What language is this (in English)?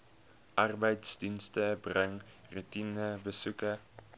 Afrikaans